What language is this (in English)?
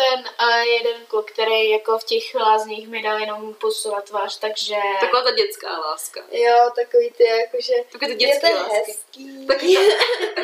Czech